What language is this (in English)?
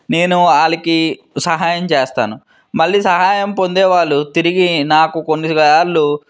Telugu